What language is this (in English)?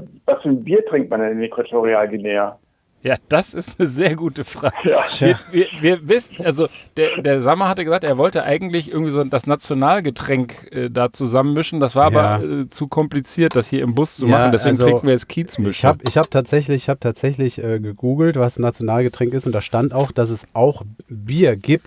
German